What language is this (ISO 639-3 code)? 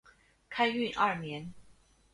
zho